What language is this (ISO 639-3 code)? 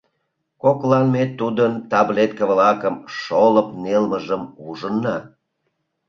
chm